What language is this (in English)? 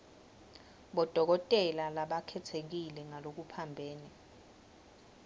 Swati